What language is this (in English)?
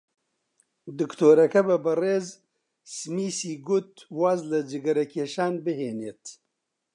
Central Kurdish